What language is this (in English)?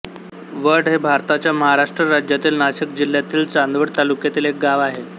Marathi